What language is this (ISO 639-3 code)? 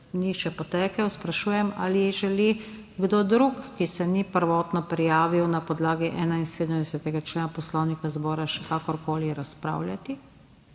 slv